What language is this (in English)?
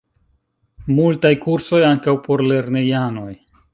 Esperanto